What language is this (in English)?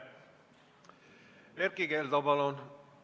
Estonian